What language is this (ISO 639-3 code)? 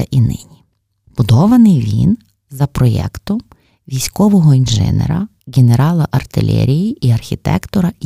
ukr